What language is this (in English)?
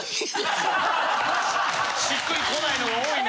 Japanese